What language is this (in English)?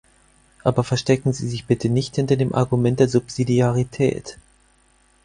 German